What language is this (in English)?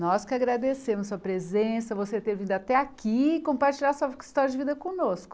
Portuguese